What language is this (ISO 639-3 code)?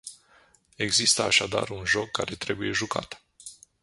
ron